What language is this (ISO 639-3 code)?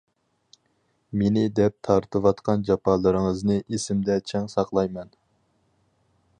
uig